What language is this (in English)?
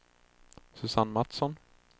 Swedish